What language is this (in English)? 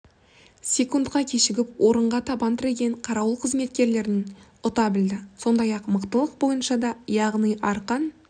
Kazakh